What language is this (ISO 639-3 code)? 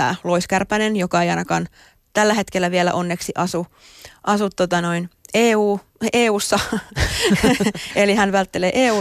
fin